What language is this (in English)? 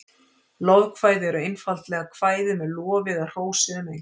Icelandic